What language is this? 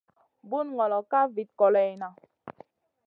Masana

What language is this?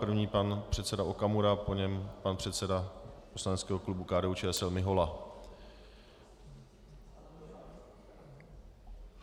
Czech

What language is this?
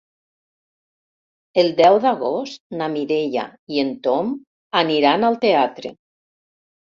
Catalan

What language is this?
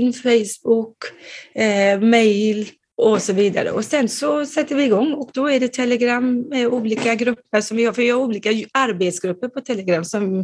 Swedish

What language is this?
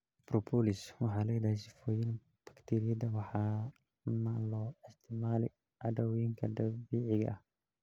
Somali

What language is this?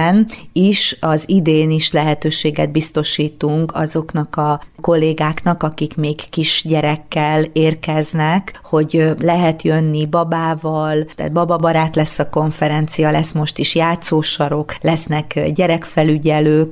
Hungarian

